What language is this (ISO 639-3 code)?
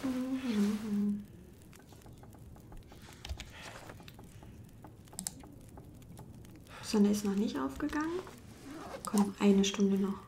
deu